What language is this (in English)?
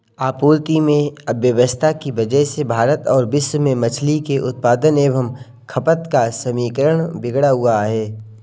Hindi